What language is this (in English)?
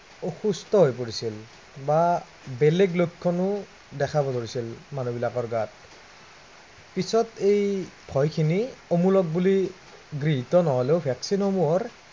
Assamese